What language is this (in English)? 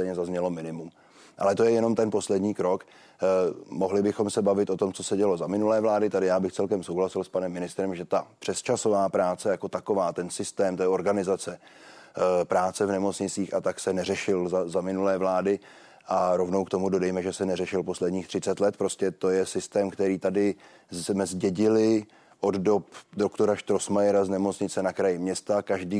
Czech